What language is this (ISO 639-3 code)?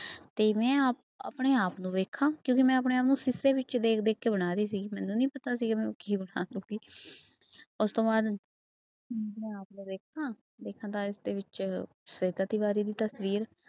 pan